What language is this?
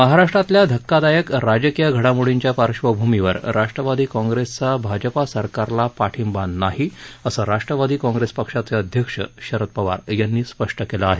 Marathi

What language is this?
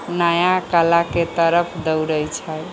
Maithili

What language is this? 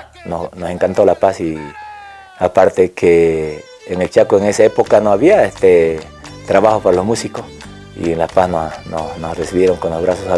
Spanish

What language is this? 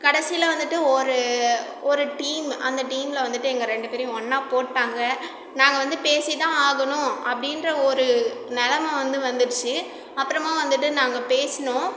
Tamil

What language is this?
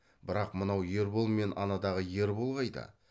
Kazakh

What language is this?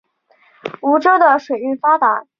Chinese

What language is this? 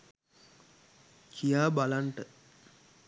Sinhala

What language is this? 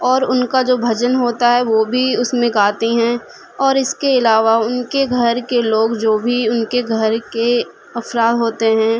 Urdu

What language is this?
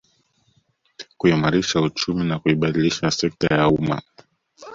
Swahili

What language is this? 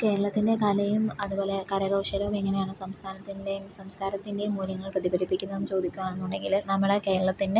Malayalam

